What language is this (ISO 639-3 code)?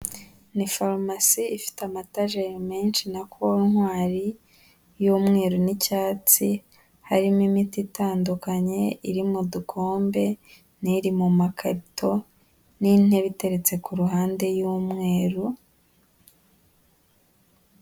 kin